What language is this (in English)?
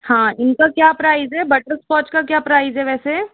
Hindi